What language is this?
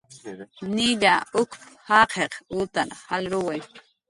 Jaqaru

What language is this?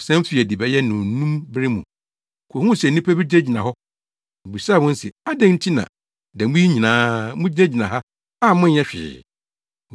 Akan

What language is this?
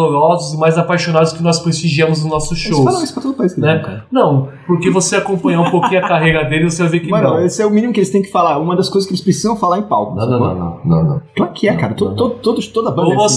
Portuguese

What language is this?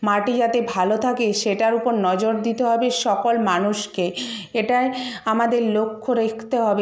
Bangla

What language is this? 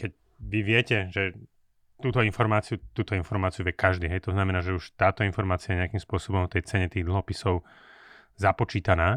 Slovak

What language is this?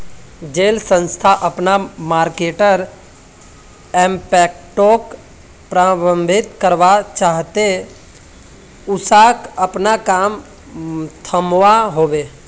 Magahi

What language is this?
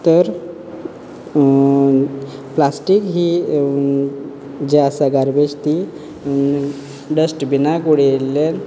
Konkani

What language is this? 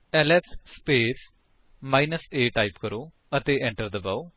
Punjabi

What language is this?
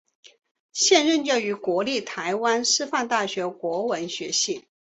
Chinese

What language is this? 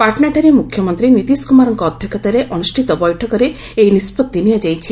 Odia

